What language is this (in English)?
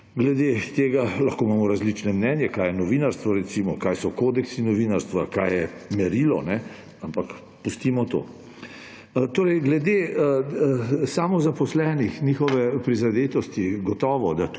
Slovenian